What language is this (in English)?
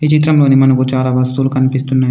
Telugu